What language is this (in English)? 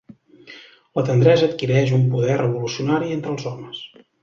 Catalan